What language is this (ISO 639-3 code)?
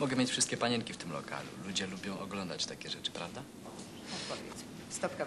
pol